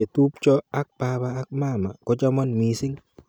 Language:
Kalenjin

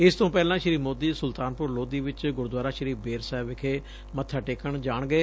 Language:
Punjabi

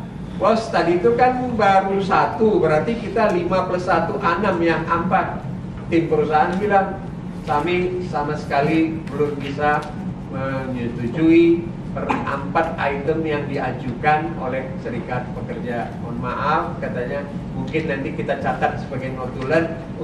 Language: Indonesian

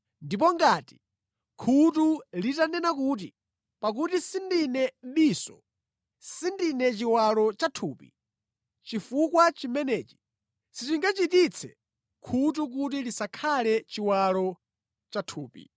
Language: Nyanja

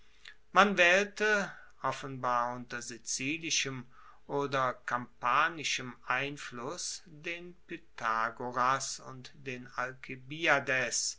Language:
German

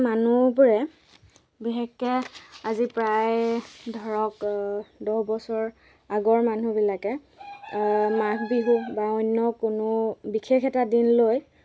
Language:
Assamese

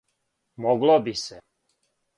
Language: Serbian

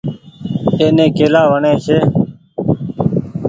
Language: Goaria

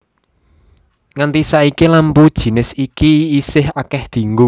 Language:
Javanese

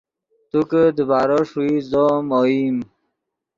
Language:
Yidgha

